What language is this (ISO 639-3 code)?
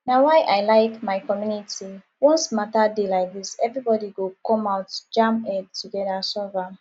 pcm